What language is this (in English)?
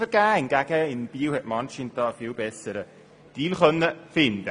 Swiss German